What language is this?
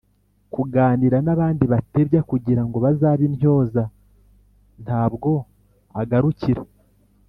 Kinyarwanda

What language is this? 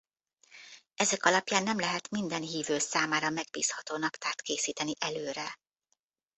Hungarian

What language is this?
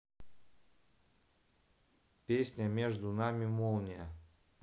Russian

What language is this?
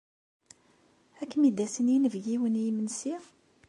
Kabyle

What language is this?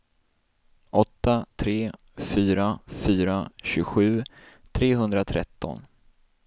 Swedish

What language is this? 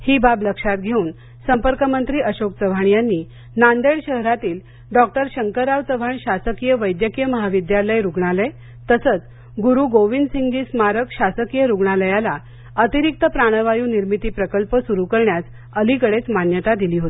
Marathi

